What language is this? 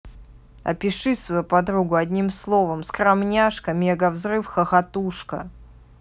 Russian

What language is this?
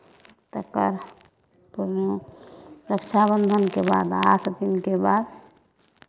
Maithili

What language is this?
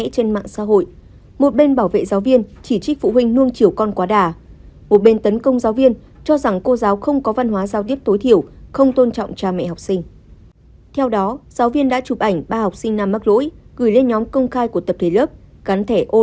Vietnamese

